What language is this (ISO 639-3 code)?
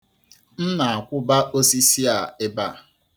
ibo